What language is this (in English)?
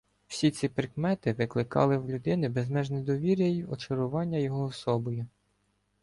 Ukrainian